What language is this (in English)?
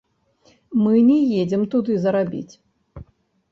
Belarusian